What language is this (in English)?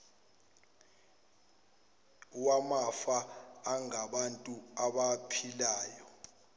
Zulu